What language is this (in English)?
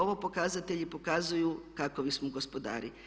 Croatian